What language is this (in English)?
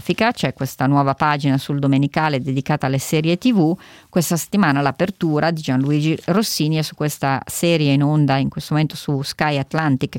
Italian